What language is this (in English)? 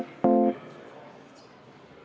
Estonian